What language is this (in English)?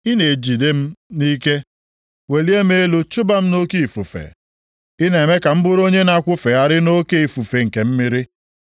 Igbo